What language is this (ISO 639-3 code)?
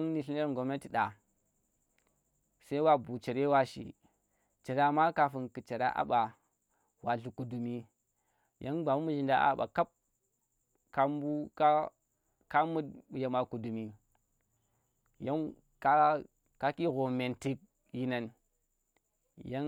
ttr